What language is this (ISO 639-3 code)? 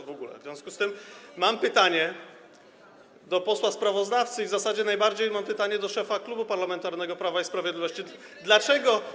pol